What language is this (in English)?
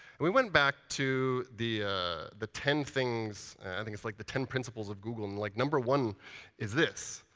English